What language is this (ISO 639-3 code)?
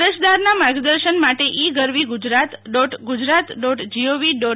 guj